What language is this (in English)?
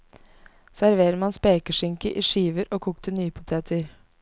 Norwegian